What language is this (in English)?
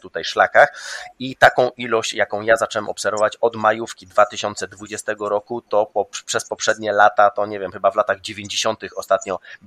Polish